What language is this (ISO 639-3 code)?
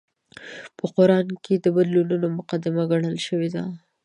pus